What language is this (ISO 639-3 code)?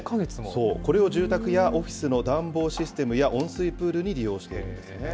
jpn